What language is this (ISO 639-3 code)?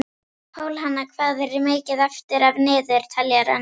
isl